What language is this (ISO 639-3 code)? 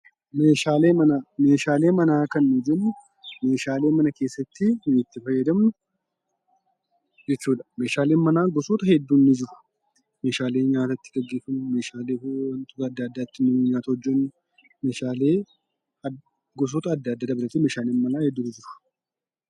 orm